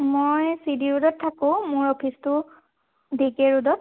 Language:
Assamese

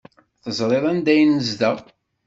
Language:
Kabyle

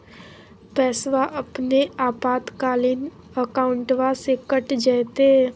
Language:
Magahi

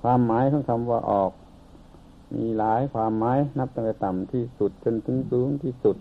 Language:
Thai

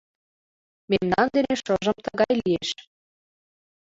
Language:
Mari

